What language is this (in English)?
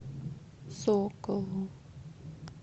Russian